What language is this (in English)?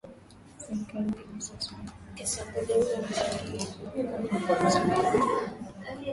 Swahili